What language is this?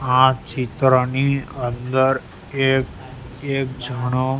Gujarati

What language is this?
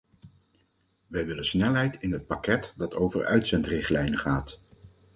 Dutch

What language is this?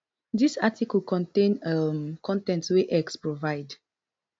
Nigerian Pidgin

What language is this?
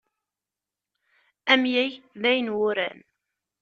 Kabyle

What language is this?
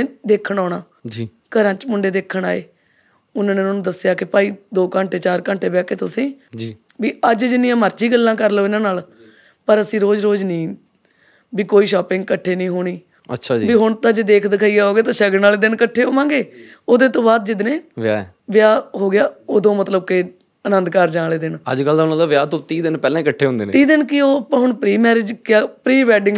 Punjabi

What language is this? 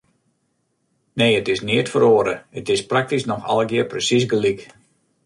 Western Frisian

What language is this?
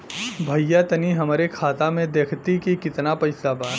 Bhojpuri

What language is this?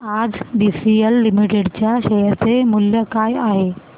Marathi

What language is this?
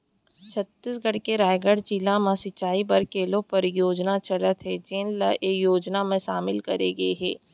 Chhattisgarhi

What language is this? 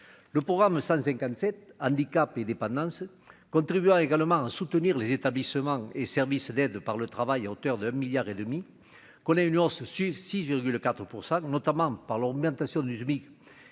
French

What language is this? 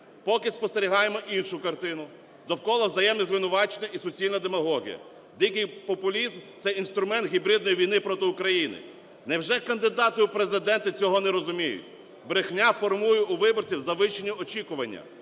Ukrainian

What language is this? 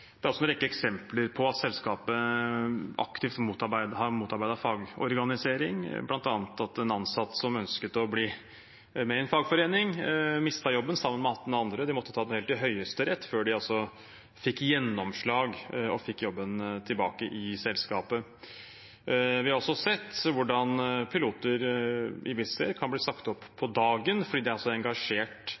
Norwegian Bokmål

